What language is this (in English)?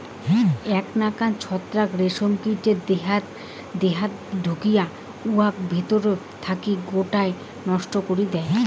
Bangla